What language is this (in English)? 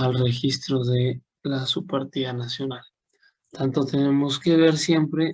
Spanish